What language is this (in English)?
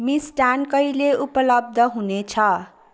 Nepali